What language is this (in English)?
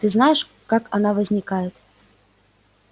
Russian